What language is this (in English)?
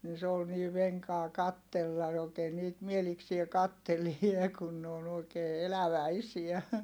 Finnish